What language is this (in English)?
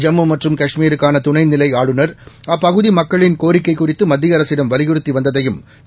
Tamil